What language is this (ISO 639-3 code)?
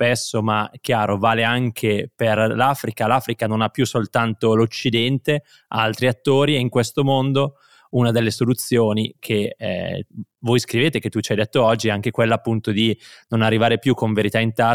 ita